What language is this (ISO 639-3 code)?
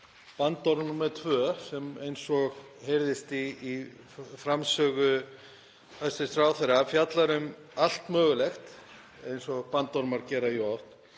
isl